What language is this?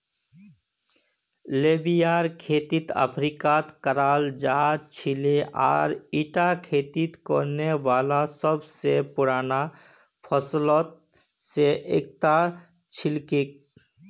Magahi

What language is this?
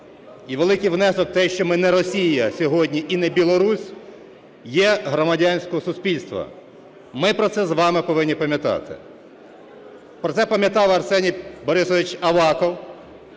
Ukrainian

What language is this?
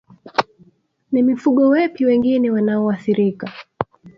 Swahili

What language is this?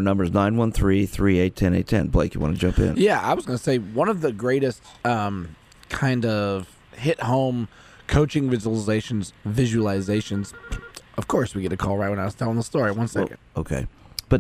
English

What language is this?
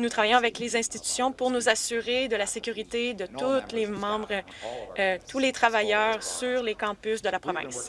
French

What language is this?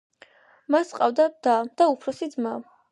Georgian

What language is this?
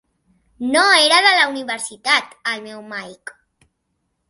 Catalan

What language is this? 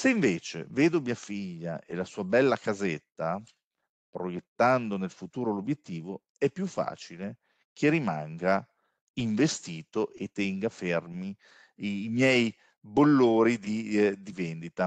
Italian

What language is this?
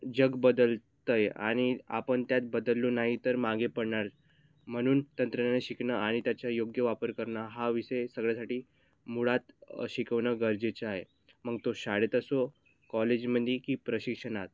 Marathi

